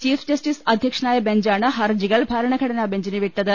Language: Malayalam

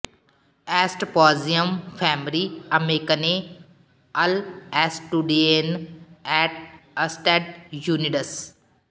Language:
Punjabi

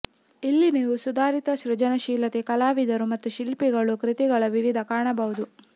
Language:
Kannada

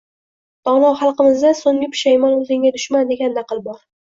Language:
Uzbek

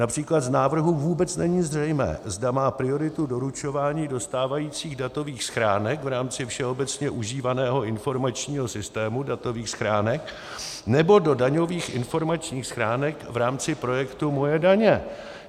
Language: Czech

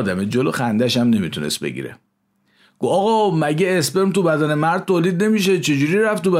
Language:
Persian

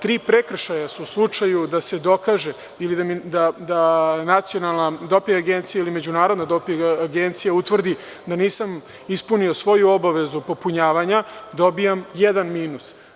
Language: Serbian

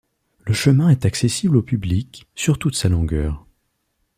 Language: French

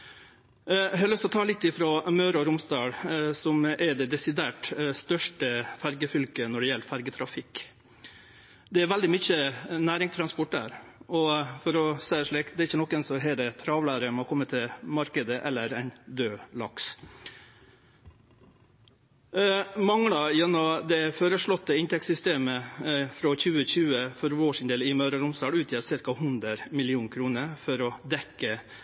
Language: Norwegian Nynorsk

